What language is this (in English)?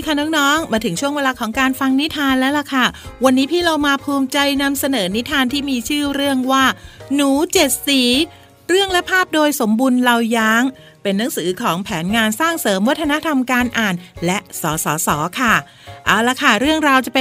Thai